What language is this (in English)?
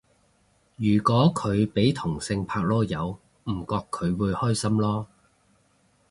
Cantonese